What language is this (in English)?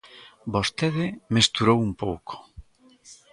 Galician